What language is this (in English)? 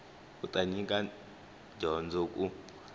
Tsonga